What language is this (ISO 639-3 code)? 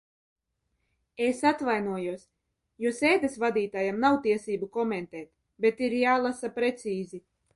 lav